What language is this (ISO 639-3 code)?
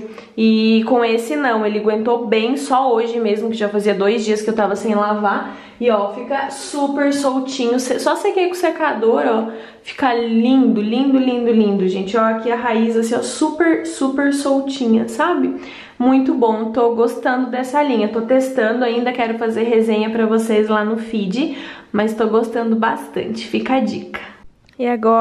por